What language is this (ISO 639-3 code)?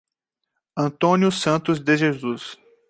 por